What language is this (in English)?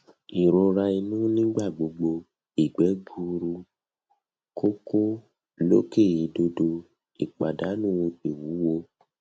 Yoruba